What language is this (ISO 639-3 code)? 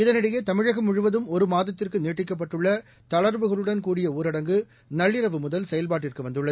tam